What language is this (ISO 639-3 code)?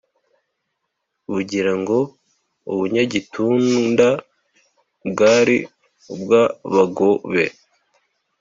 kin